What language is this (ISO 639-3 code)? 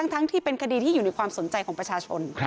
tha